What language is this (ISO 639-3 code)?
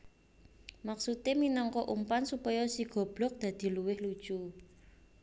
jav